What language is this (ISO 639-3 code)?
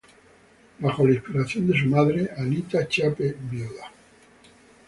spa